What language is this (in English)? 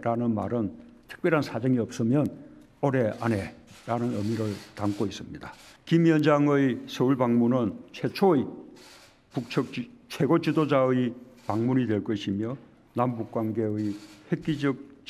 Korean